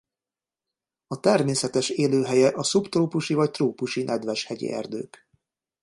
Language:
Hungarian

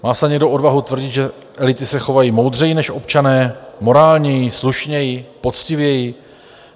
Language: Czech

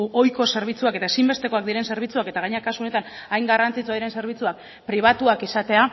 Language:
Basque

